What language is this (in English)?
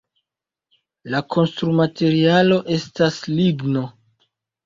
Esperanto